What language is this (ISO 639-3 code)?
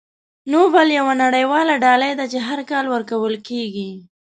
pus